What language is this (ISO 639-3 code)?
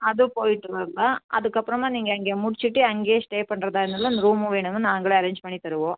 tam